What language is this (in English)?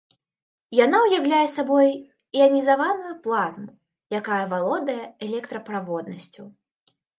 Belarusian